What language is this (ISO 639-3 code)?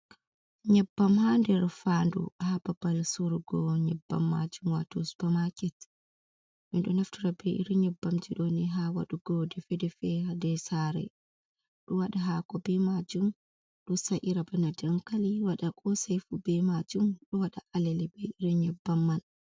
ful